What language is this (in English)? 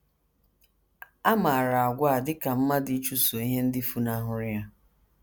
Igbo